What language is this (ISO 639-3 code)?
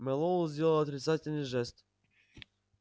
rus